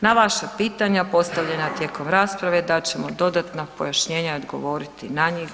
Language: Croatian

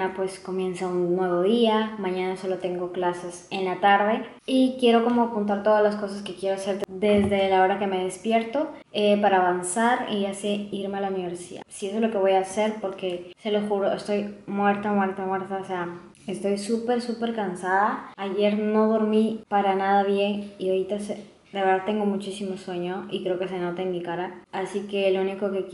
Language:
Spanish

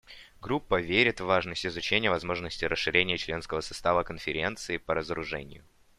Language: Russian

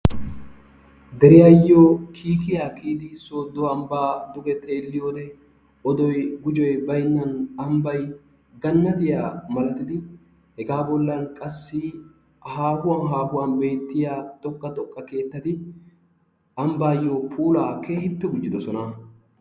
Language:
Wolaytta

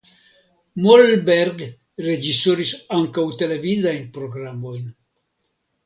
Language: Esperanto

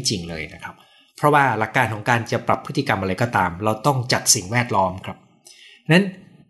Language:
Thai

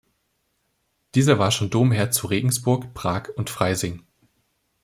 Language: German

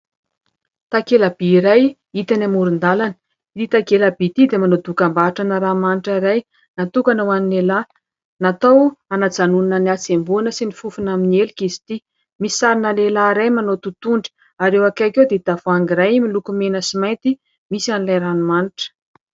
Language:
Malagasy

